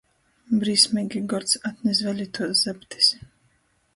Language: Latgalian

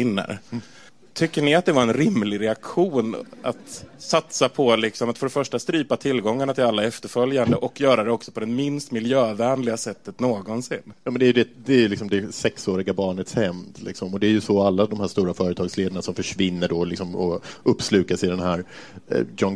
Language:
Swedish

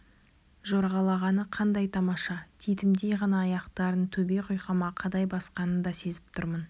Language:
Kazakh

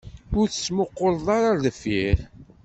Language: Kabyle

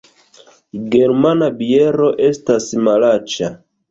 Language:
Esperanto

